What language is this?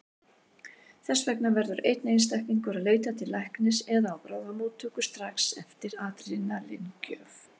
Icelandic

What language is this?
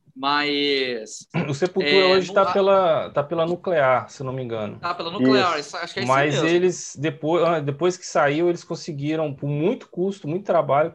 Portuguese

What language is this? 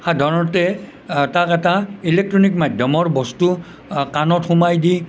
Assamese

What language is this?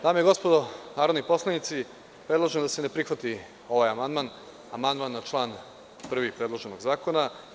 Serbian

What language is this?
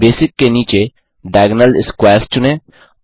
Hindi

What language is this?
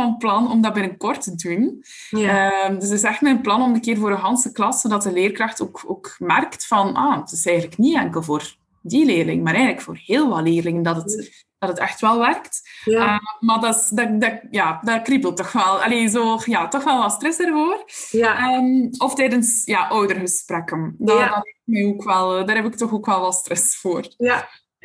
Dutch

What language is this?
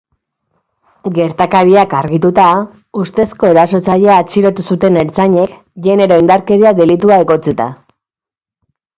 Basque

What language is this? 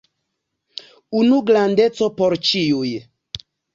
Esperanto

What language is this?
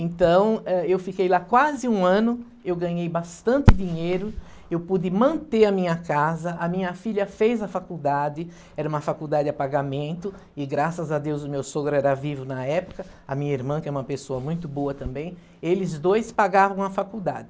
Portuguese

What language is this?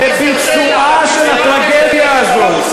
Hebrew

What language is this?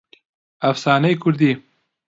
Central Kurdish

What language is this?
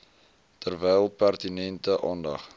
Afrikaans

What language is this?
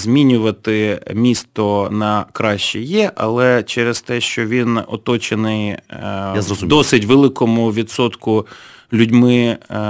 Ukrainian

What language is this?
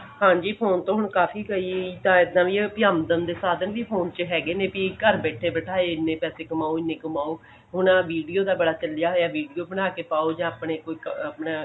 Punjabi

